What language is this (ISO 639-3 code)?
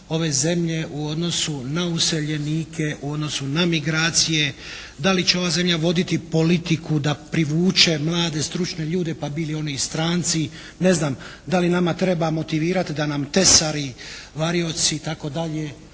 hrv